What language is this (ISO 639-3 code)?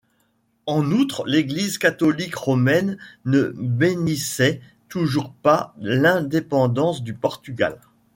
fra